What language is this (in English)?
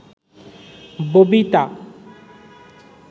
Bangla